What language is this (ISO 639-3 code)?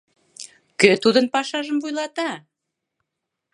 chm